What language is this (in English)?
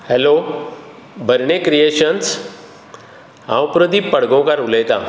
Konkani